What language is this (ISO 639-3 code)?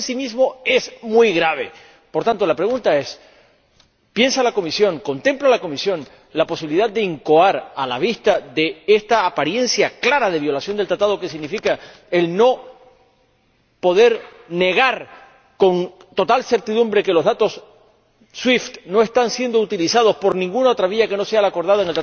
spa